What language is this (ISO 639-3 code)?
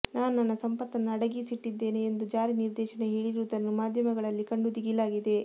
kan